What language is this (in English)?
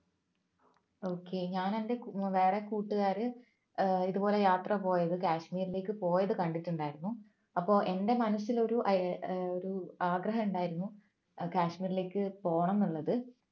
Malayalam